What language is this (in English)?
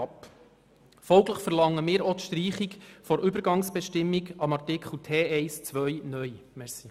Swiss German